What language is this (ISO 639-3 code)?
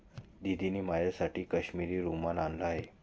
mar